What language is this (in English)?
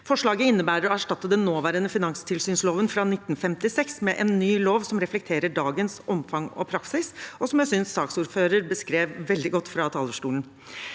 Norwegian